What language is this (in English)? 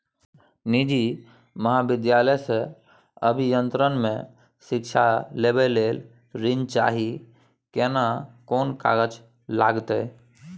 Maithili